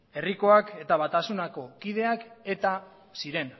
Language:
Basque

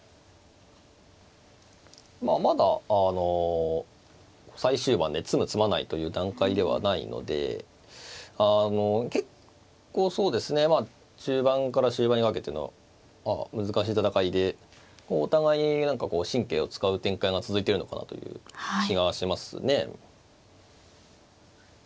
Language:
Japanese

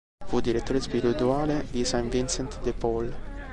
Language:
Italian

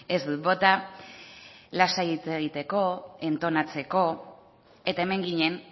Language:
Basque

